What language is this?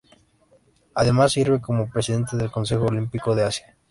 Spanish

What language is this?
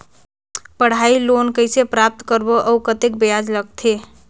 Chhattisgarhi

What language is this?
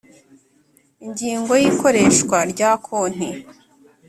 Kinyarwanda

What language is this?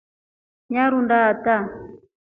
Rombo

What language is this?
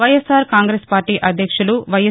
Telugu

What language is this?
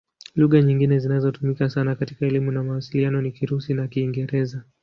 Swahili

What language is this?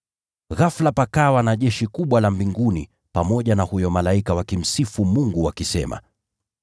Swahili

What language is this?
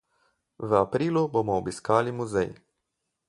Slovenian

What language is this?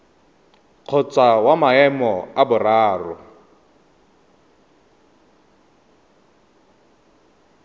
Tswana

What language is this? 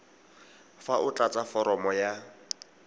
Tswana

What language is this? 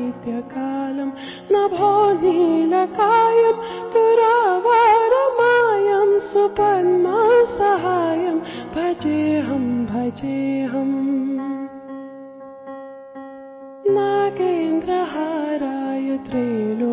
Odia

